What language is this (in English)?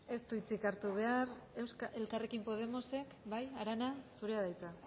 Basque